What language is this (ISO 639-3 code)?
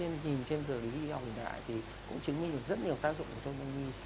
vie